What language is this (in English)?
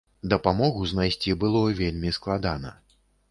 Belarusian